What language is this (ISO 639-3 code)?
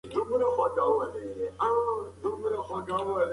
pus